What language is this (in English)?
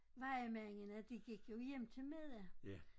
Danish